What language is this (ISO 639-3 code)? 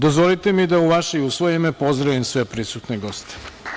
srp